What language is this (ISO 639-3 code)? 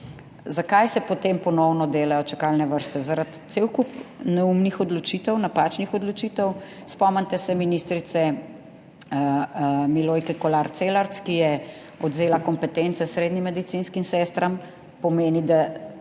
slv